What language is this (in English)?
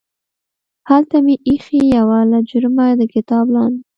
Pashto